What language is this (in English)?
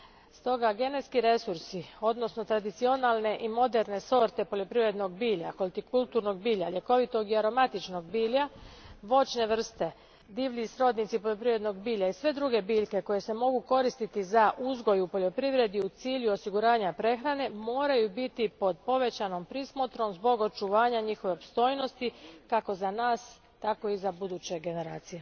Croatian